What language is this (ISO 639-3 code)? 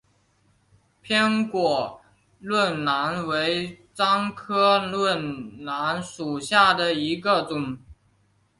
zho